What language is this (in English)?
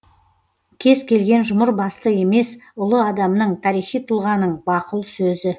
Kazakh